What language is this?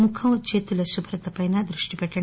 Telugu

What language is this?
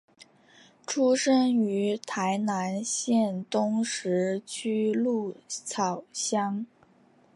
Chinese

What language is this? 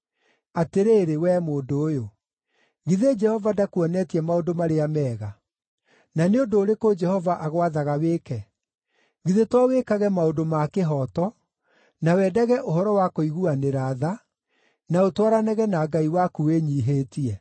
Kikuyu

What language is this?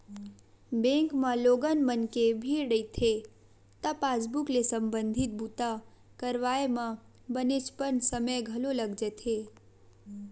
Chhattisgarhi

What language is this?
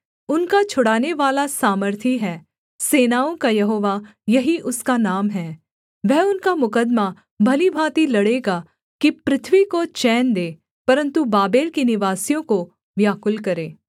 Hindi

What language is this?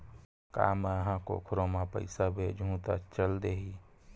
Chhattisgarhi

